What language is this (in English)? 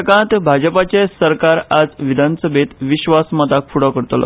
Konkani